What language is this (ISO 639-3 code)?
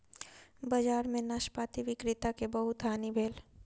mai